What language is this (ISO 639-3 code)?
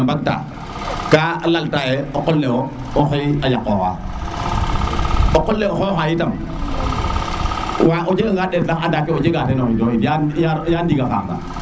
srr